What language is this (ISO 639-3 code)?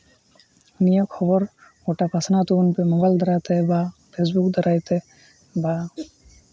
sat